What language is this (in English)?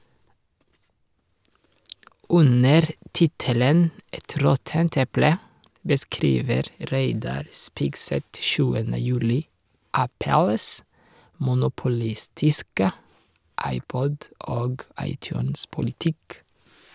Norwegian